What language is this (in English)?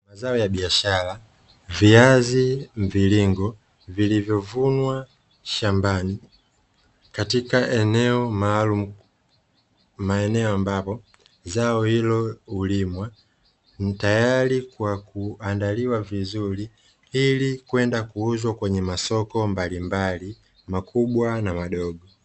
Swahili